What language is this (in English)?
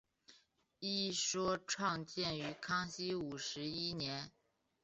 Chinese